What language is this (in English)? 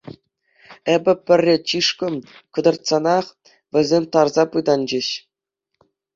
Chuvash